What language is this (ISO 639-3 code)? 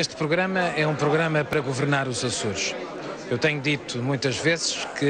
por